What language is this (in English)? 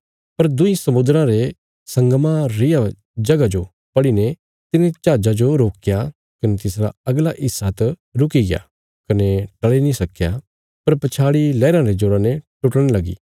Bilaspuri